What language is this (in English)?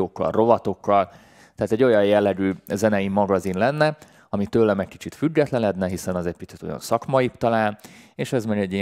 Hungarian